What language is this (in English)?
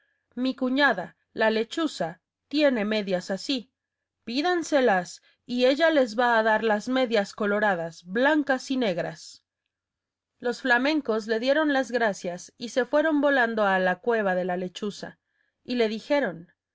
Spanish